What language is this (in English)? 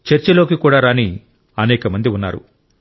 Telugu